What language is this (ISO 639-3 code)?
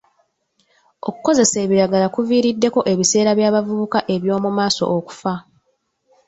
lug